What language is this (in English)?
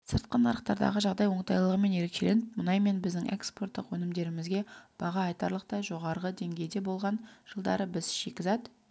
Kazakh